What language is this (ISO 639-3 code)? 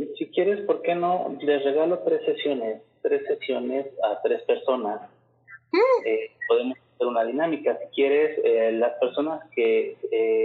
spa